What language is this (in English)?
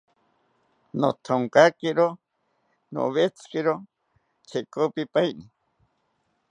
South Ucayali Ashéninka